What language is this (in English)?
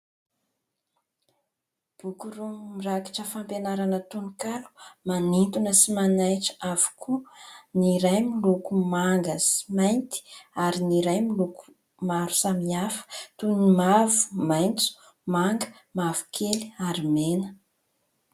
Malagasy